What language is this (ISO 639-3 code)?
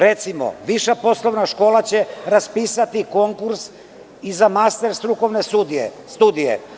srp